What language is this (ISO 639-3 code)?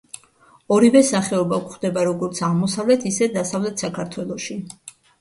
kat